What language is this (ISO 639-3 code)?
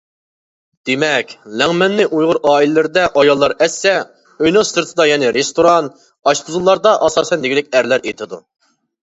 uig